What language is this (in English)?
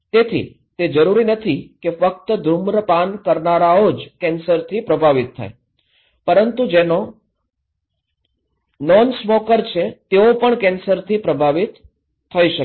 Gujarati